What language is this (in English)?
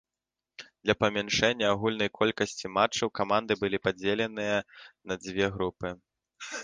Belarusian